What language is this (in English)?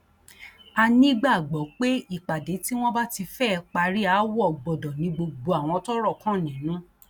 Yoruba